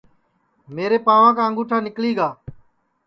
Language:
Sansi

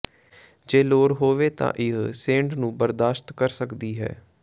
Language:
Punjabi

